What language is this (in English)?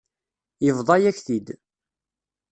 Kabyle